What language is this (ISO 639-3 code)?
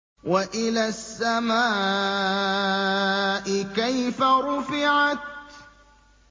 ara